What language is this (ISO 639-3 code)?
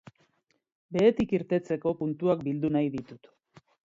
eus